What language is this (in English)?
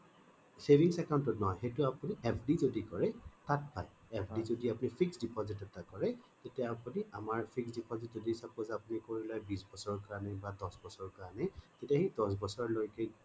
Assamese